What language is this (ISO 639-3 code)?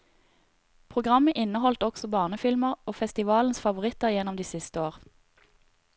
nor